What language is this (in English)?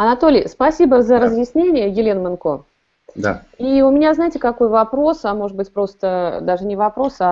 Russian